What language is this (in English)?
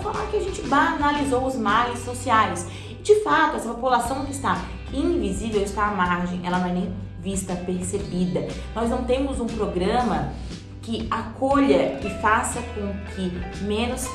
Portuguese